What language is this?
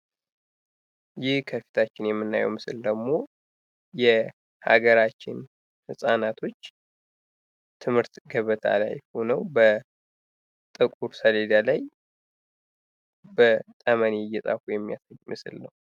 Amharic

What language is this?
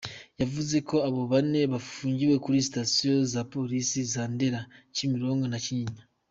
Kinyarwanda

